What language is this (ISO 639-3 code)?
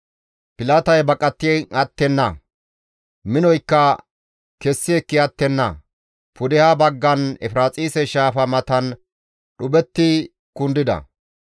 gmv